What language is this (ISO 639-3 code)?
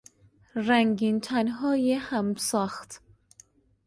fas